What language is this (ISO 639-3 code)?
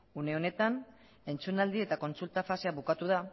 eus